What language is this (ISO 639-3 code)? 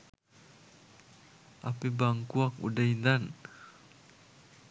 sin